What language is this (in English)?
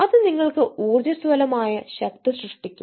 Malayalam